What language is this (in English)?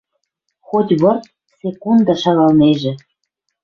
Western Mari